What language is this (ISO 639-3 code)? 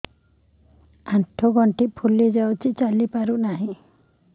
ori